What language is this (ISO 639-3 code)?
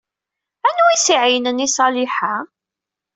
kab